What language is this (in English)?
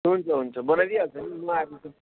Nepali